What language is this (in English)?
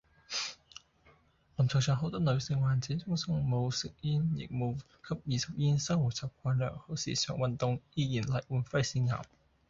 Cantonese